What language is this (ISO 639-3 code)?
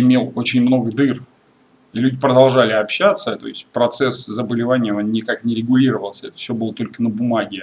rus